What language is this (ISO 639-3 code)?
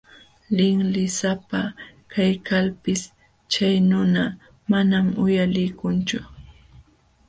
qxw